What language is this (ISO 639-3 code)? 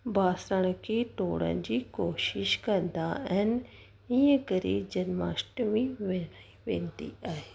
snd